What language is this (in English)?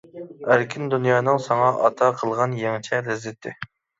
Uyghur